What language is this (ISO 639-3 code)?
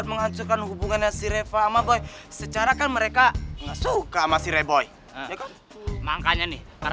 ind